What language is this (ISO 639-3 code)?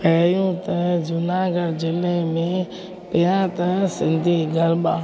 snd